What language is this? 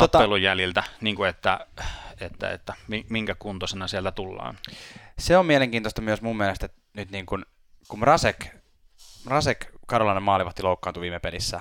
Finnish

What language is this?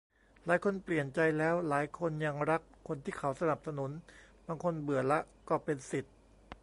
Thai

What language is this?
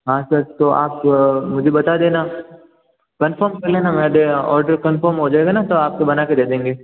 Hindi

